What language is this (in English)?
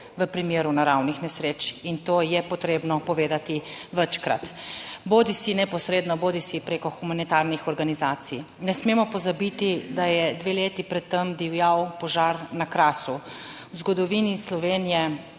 Slovenian